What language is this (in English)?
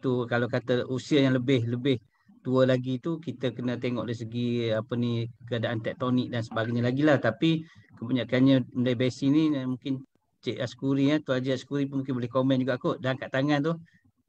Malay